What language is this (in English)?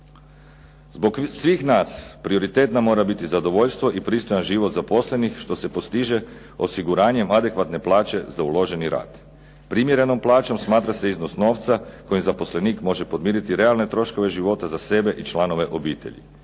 Croatian